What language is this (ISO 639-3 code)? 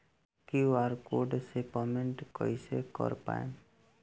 bho